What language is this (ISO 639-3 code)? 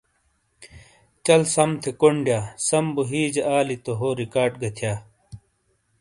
scl